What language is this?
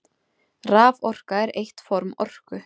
Icelandic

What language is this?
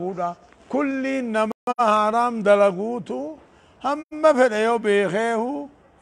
Arabic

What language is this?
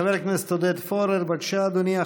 Hebrew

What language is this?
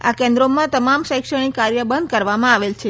Gujarati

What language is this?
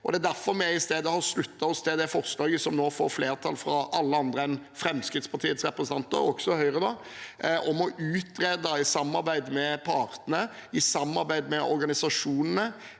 Norwegian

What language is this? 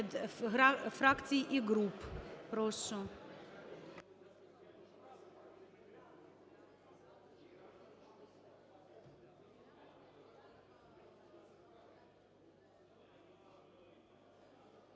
Ukrainian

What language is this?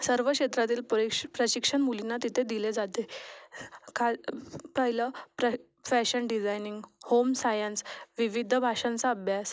Marathi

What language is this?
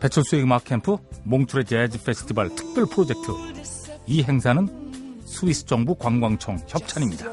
Korean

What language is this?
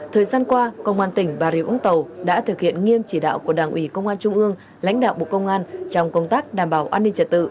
Vietnamese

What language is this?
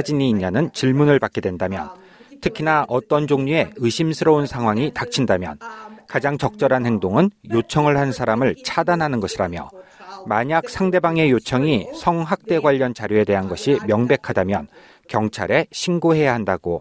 Korean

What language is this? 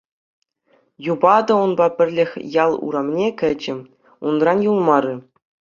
Chuvash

